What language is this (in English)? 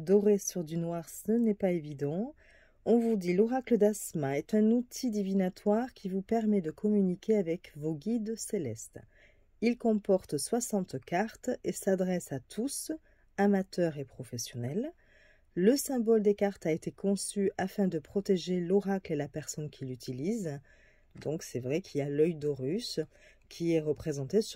French